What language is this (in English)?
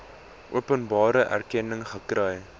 Afrikaans